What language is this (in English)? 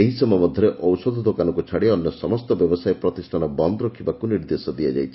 Odia